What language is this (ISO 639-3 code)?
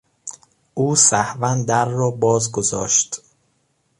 fas